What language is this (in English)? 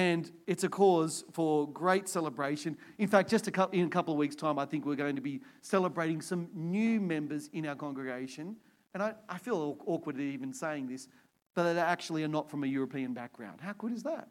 English